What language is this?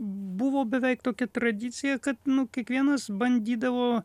Lithuanian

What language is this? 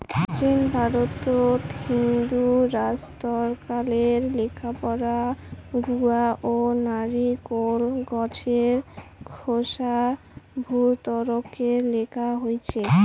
Bangla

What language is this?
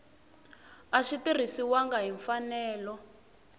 Tsonga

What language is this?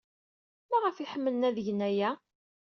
Kabyle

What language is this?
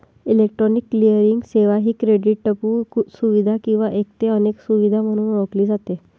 Marathi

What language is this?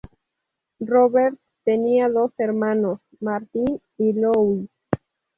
Spanish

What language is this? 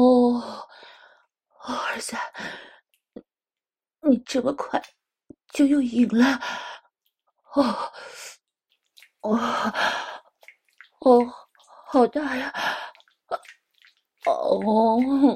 Chinese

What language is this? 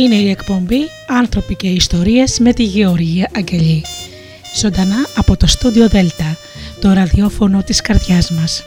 Greek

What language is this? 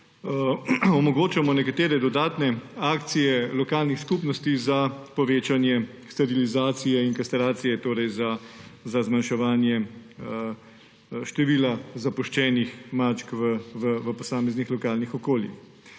Slovenian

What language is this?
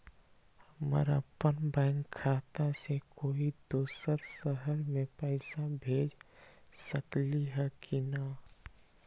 Magahi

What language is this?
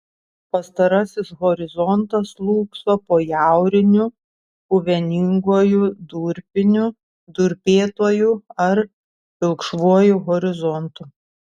Lithuanian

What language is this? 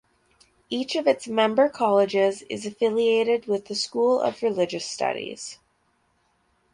English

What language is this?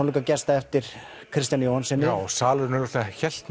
Icelandic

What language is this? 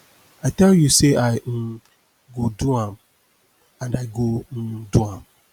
Nigerian Pidgin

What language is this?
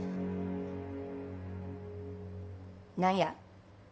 Japanese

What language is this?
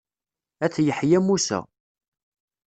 Kabyle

